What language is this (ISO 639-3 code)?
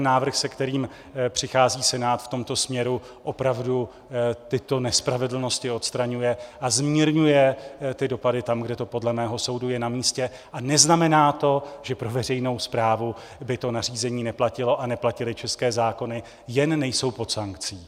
ces